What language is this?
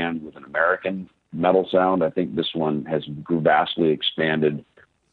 English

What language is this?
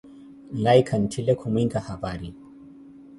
Koti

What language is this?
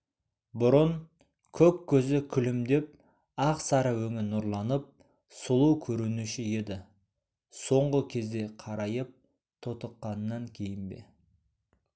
Kazakh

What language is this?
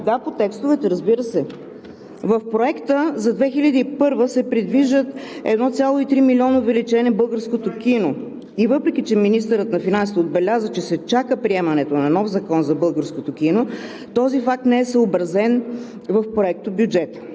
Bulgarian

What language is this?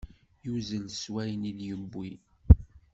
Kabyle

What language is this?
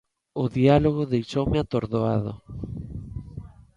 Galician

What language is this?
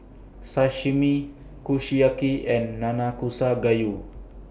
English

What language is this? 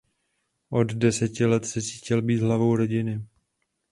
Czech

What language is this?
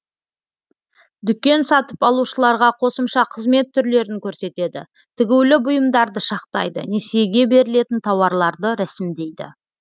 Kazakh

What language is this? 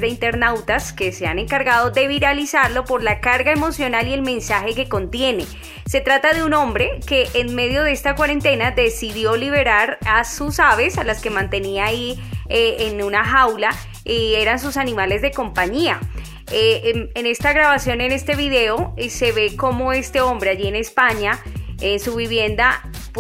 Spanish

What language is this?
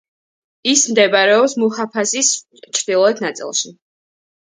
Georgian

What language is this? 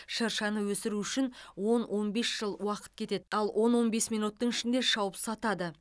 Kazakh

